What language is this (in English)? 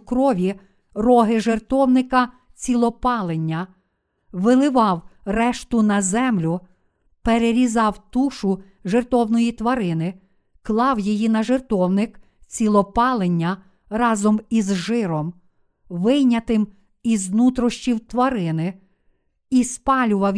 Ukrainian